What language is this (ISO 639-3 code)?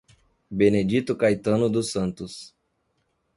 por